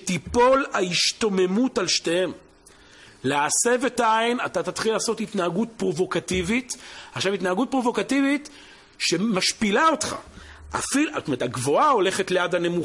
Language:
Hebrew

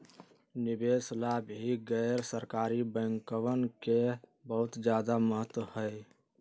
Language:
Magahi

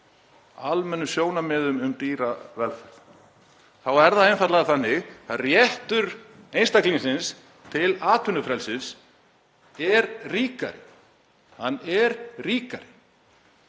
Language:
Icelandic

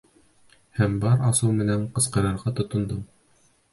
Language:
Bashkir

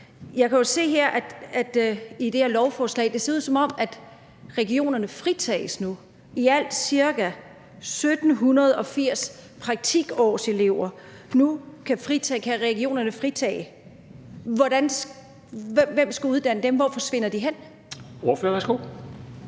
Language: Danish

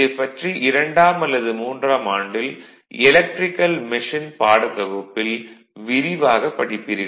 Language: Tamil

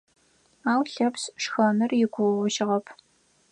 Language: Adyghe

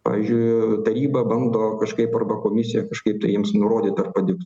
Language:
Lithuanian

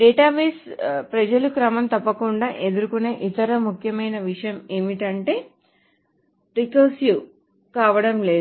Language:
Telugu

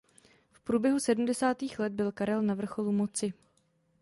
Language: Czech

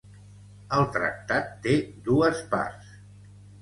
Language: Catalan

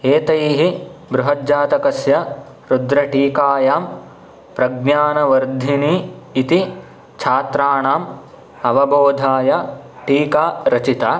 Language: Sanskrit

